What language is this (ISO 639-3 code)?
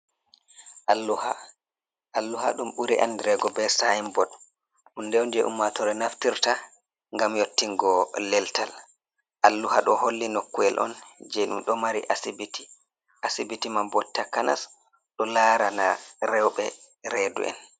ful